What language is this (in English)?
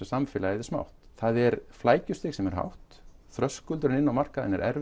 Icelandic